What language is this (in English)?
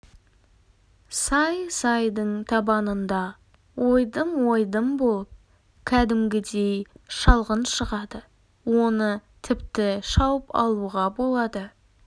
Kazakh